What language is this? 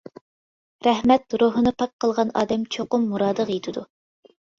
Uyghur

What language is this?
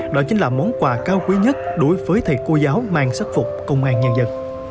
Vietnamese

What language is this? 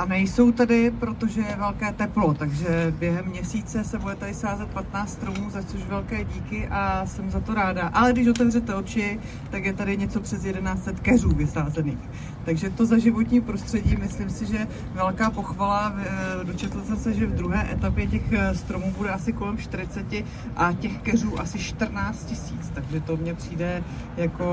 Czech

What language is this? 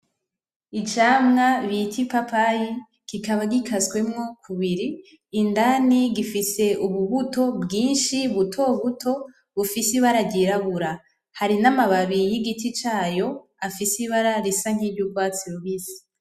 Rundi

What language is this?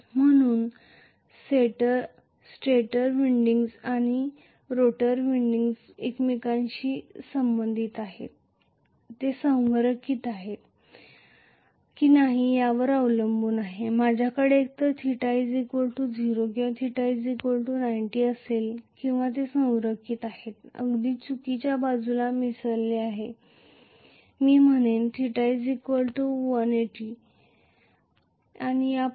Marathi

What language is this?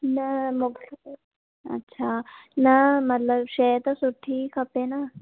Sindhi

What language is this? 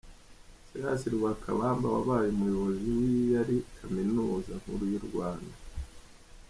Kinyarwanda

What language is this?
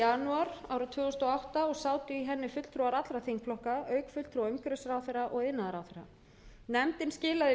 Icelandic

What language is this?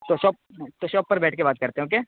Urdu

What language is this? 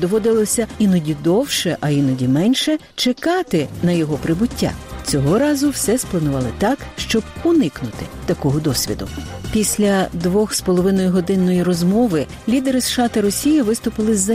Ukrainian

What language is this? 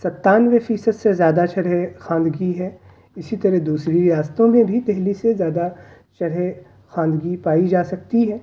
Urdu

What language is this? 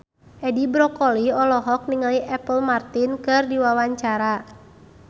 Sundanese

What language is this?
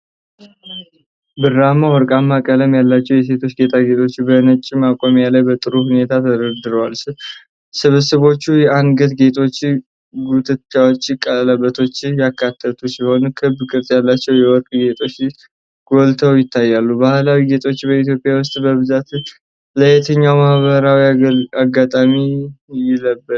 Amharic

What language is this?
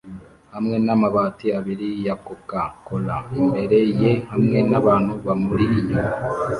Kinyarwanda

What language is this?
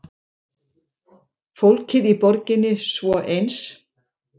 Icelandic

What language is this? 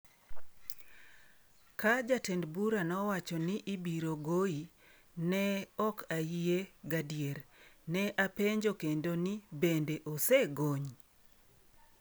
Luo (Kenya and Tanzania)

